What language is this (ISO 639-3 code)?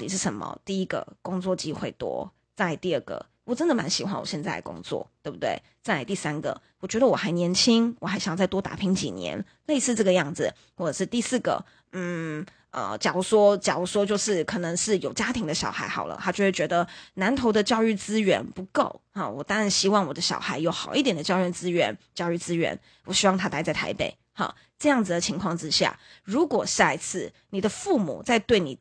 zho